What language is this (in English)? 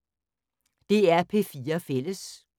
Danish